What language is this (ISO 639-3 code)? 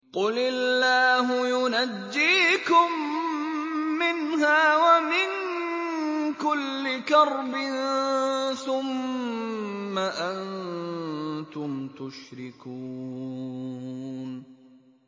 ara